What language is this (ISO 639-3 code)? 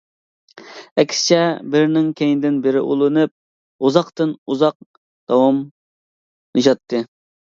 uig